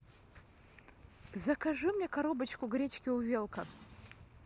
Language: Russian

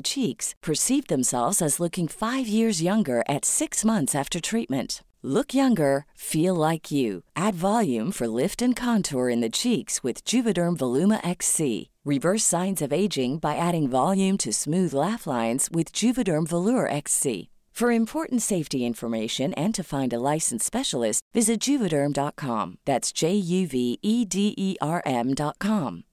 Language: Filipino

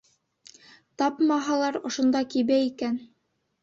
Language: Bashkir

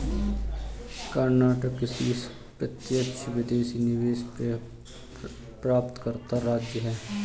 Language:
Hindi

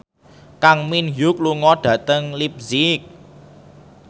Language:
Javanese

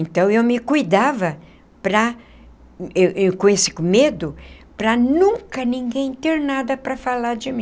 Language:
Portuguese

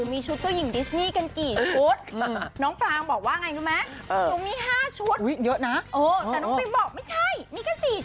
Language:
Thai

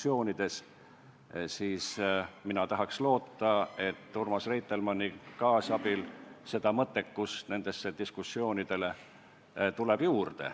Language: Estonian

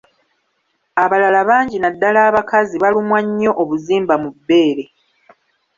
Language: Ganda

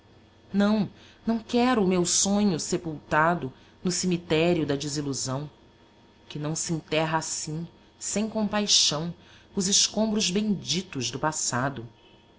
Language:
Portuguese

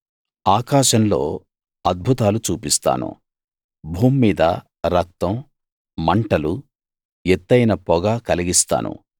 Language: Telugu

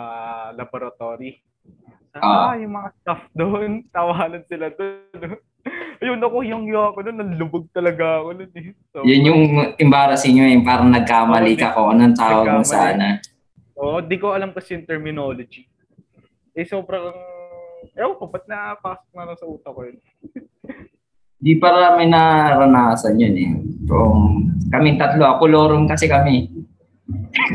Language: Filipino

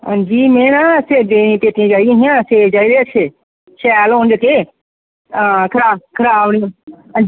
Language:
Dogri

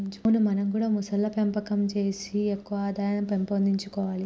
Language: Telugu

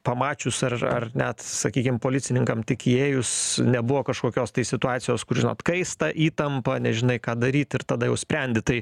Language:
Lithuanian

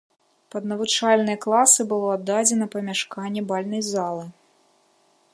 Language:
Belarusian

